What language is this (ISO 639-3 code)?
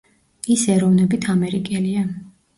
kat